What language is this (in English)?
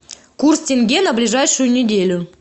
Russian